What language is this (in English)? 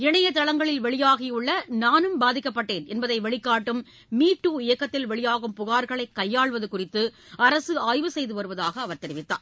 Tamil